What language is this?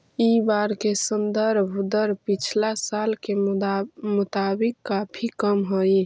Magahi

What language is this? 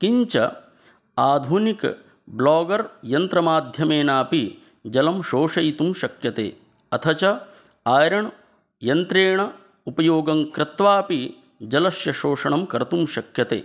Sanskrit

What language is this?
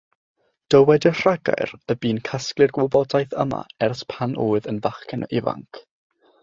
Welsh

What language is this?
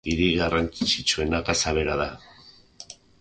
Basque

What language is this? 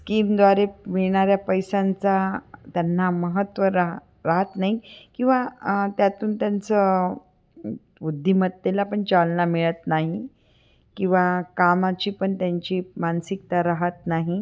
Marathi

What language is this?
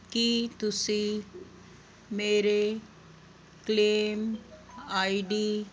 Punjabi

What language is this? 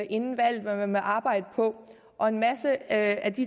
Danish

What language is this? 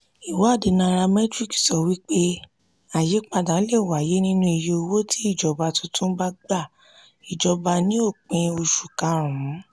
Yoruba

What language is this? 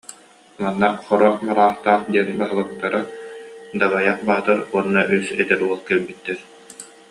Yakut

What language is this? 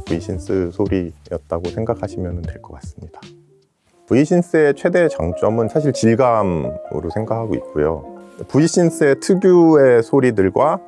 Korean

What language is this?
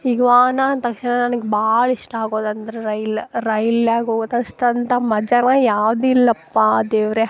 Kannada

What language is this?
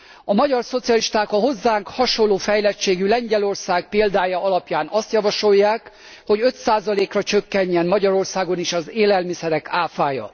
Hungarian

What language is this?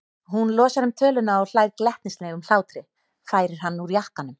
Icelandic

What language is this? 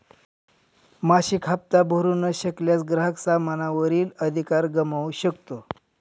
Marathi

